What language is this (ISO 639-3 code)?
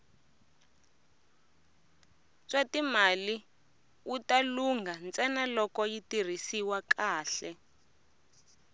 tso